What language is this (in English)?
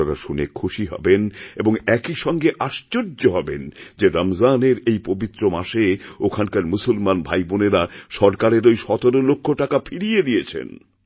Bangla